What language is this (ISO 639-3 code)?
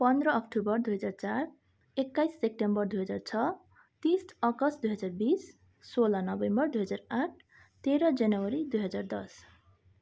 nep